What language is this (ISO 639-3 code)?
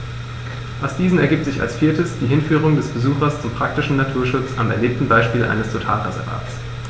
deu